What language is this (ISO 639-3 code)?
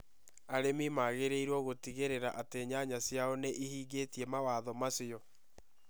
kik